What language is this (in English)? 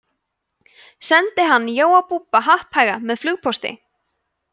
Icelandic